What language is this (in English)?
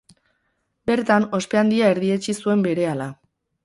Basque